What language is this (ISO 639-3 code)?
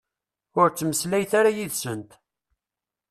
kab